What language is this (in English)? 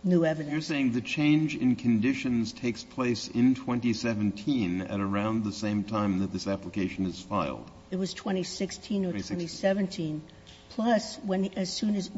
English